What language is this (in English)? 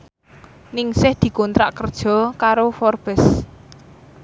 Javanese